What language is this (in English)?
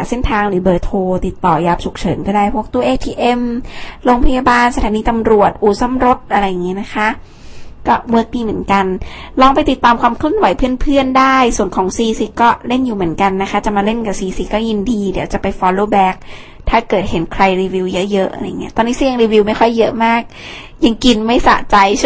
Thai